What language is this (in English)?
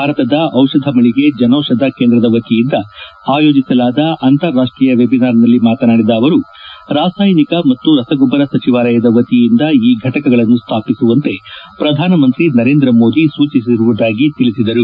Kannada